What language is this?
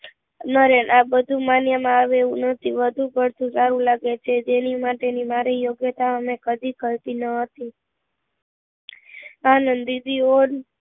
Gujarati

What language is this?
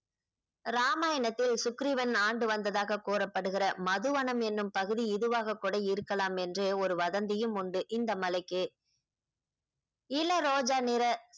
Tamil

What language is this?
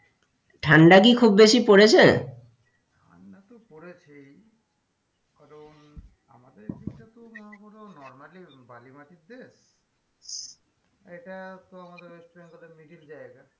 Bangla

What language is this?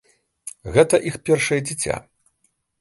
Belarusian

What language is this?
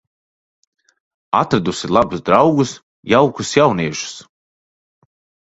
Latvian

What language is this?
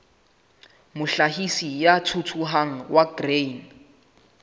Southern Sotho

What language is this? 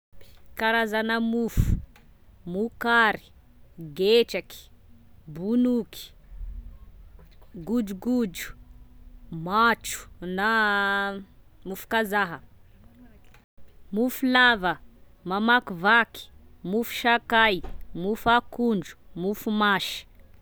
Tesaka Malagasy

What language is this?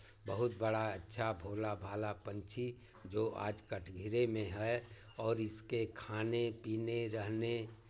Hindi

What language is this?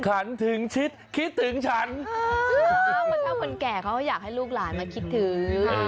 Thai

